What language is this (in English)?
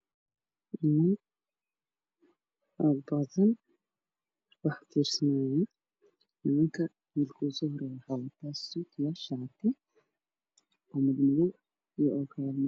Somali